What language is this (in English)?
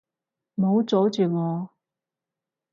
Cantonese